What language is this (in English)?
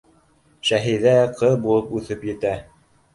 Bashkir